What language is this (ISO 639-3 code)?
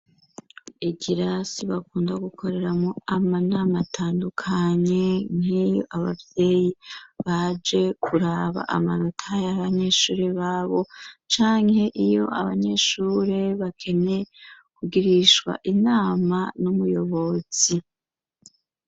run